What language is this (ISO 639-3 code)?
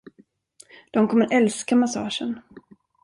swe